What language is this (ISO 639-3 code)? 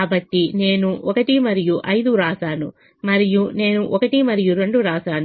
tel